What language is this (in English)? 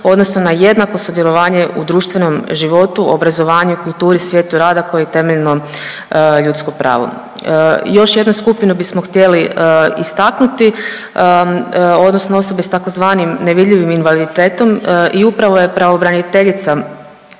Croatian